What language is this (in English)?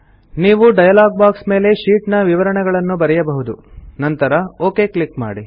Kannada